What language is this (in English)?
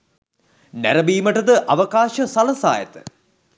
Sinhala